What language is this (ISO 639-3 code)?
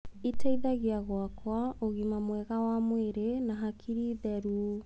kik